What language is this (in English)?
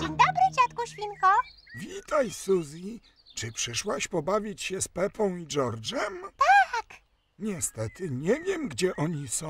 Polish